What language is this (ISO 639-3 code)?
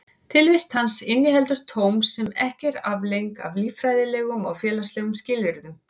isl